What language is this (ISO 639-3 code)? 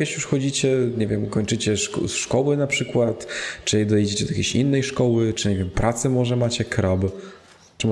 pol